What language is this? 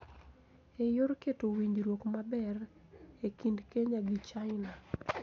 Luo (Kenya and Tanzania)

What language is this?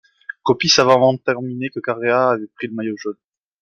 French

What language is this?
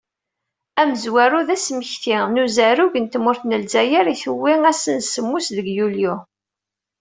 Kabyle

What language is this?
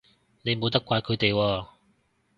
Cantonese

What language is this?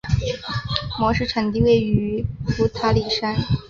Chinese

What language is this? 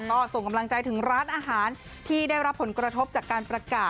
Thai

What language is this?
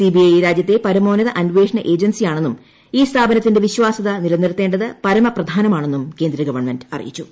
Malayalam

